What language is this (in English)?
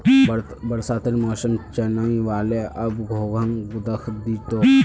Magahi